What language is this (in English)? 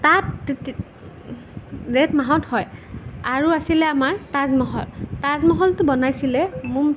Assamese